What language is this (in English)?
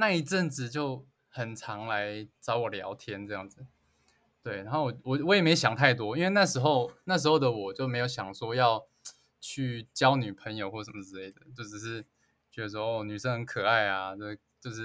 Chinese